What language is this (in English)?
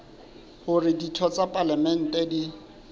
Southern Sotho